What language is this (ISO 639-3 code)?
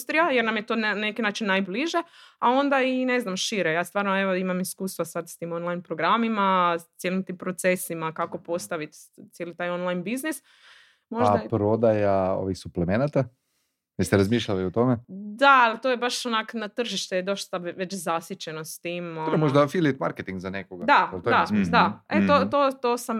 hrv